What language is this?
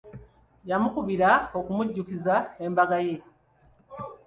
Ganda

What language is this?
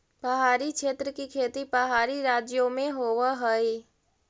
Magahi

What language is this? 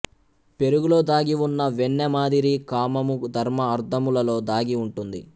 Telugu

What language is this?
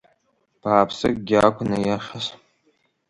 Abkhazian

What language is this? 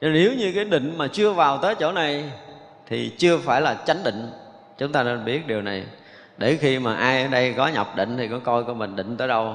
Vietnamese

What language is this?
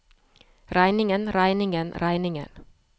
Norwegian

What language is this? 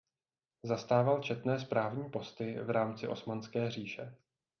Czech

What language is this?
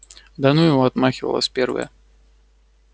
Russian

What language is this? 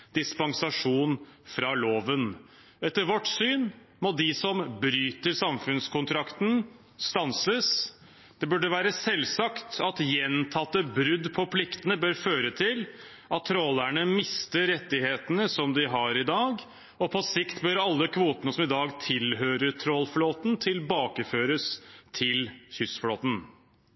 Norwegian Bokmål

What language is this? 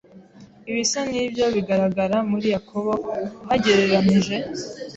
Kinyarwanda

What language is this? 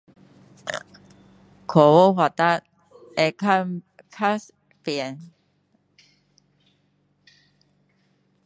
Min Dong Chinese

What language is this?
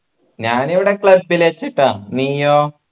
Malayalam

